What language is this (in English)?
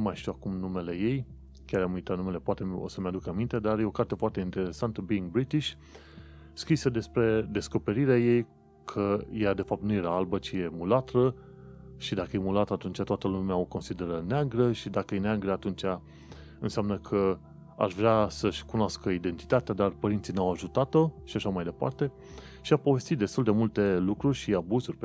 Romanian